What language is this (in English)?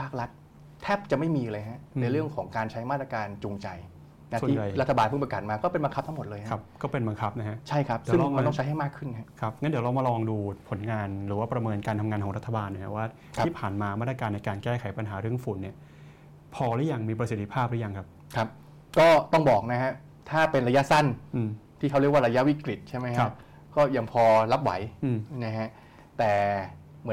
Thai